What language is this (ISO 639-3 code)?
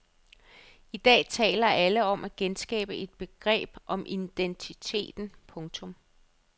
dan